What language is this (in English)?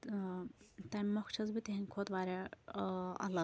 Kashmiri